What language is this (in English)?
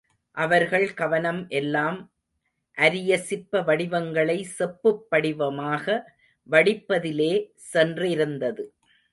Tamil